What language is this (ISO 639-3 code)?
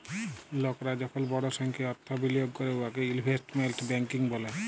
ben